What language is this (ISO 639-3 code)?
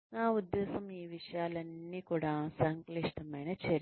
tel